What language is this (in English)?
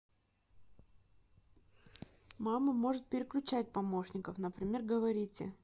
Russian